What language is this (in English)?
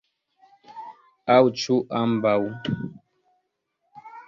Esperanto